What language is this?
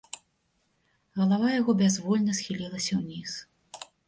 Belarusian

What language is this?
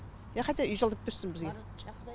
Kazakh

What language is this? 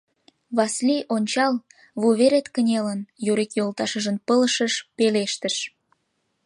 Mari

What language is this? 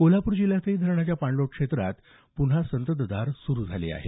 Marathi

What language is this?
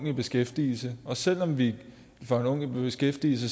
Danish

